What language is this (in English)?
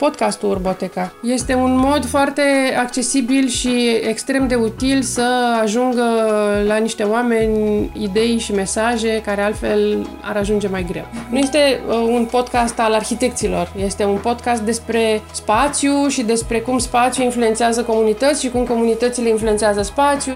Romanian